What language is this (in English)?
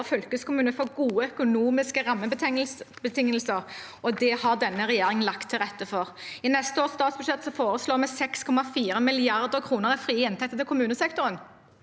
Norwegian